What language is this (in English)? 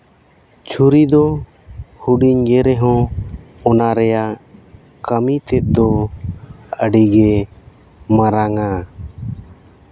Santali